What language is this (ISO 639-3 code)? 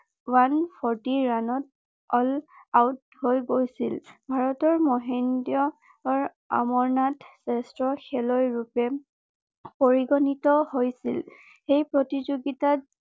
asm